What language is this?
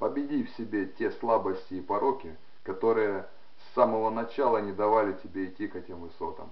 Russian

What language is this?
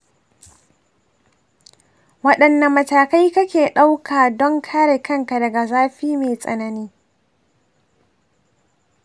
Hausa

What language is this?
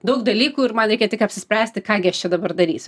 Lithuanian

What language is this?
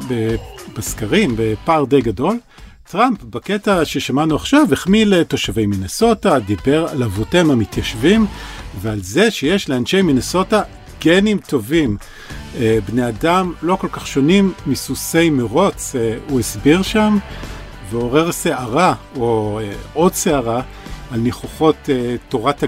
Hebrew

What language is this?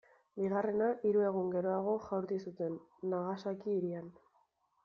Basque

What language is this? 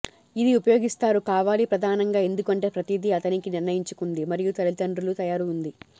Telugu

